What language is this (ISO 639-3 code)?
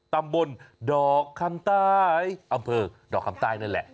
tha